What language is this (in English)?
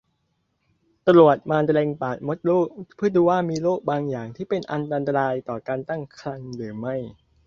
Thai